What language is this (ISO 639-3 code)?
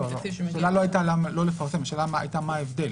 heb